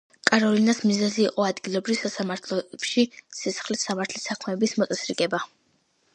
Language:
Georgian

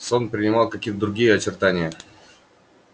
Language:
Russian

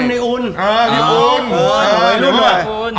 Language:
Thai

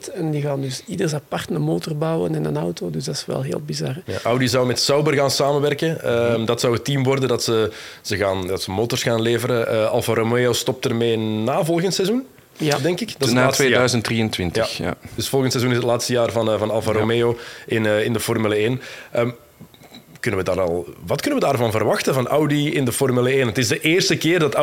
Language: Dutch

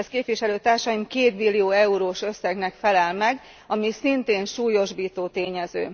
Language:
Hungarian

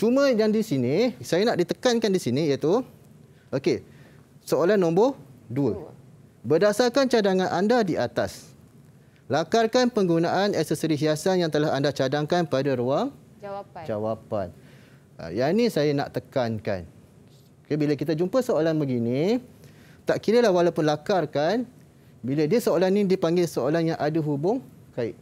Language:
Malay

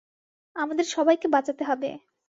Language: Bangla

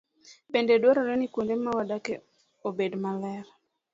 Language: Luo (Kenya and Tanzania)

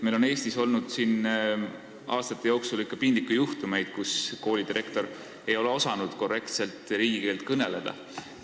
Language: Estonian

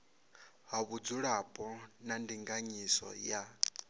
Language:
Venda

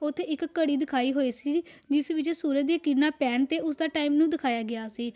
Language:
Punjabi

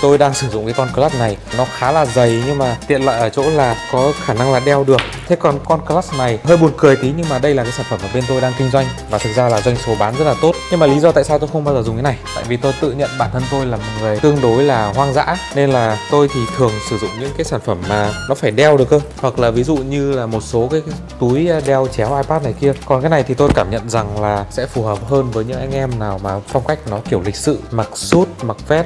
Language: Vietnamese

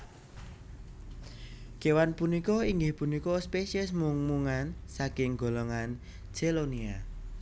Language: Javanese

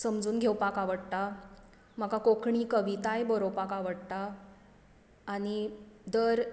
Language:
Konkani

